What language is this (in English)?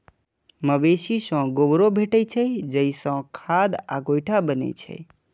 Maithili